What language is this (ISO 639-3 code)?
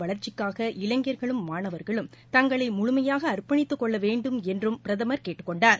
tam